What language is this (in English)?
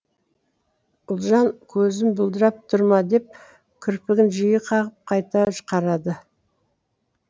Kazakh